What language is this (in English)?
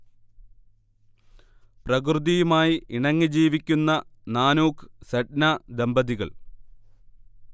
Malayalam